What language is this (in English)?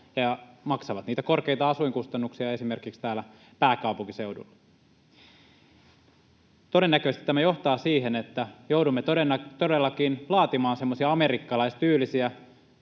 Finnish